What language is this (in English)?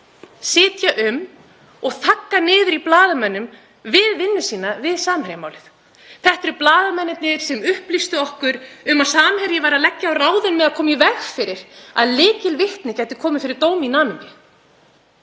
Icelandic